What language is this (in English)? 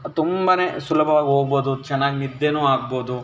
Kannada